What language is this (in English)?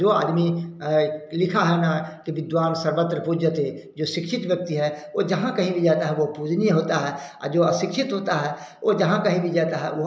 Hindi